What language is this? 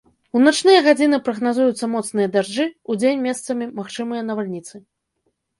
Belarusian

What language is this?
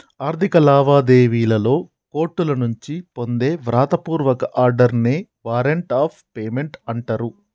Telugu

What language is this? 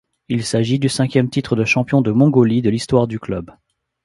French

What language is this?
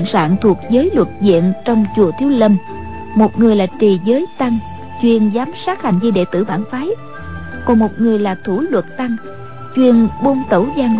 Vietnamese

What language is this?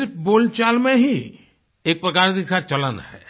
Hindi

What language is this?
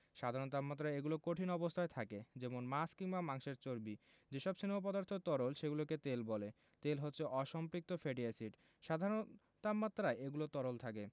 Bangla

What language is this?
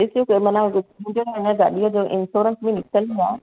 Sindhi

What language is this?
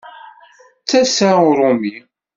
Kabyle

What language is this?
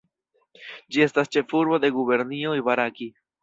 Esperanto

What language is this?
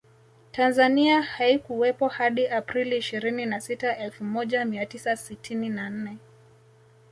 Swahili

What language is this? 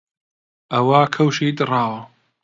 Central Kurdish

